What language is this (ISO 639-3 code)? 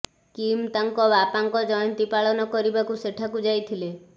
ori